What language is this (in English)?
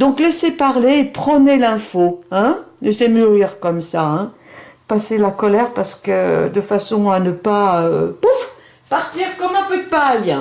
French